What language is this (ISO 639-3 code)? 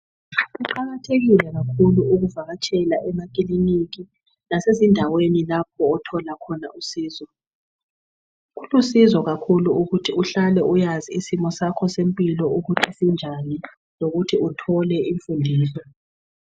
nde